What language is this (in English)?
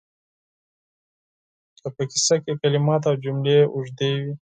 Pashto